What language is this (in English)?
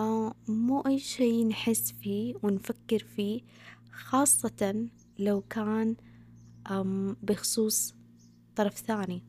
Arabic